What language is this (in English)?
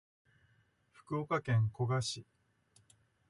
Japanese